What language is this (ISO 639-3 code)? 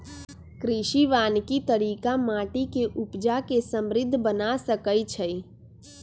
mag